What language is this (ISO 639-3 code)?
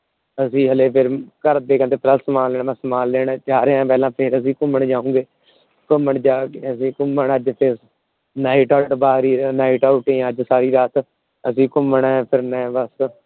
pan